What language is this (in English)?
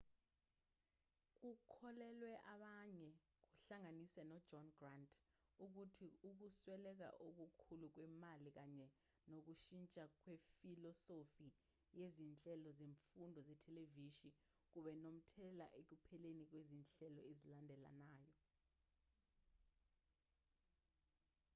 Zulu